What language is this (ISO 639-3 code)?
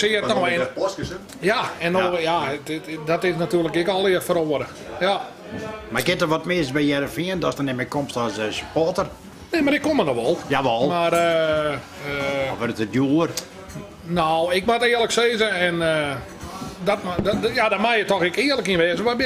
nld